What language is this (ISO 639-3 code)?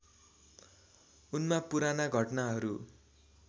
nep